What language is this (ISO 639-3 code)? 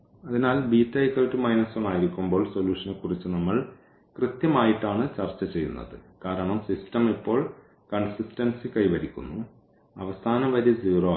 mal